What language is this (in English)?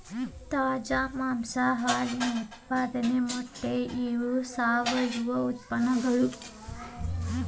Kannada